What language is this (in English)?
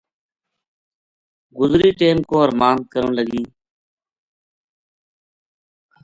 Gujari